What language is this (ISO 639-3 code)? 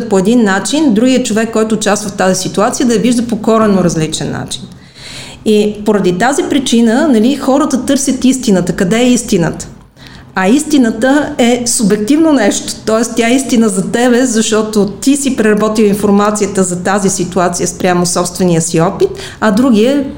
bul